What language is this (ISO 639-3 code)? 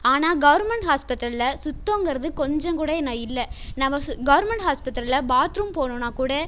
tam